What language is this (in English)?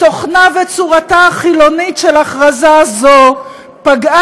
Hebrew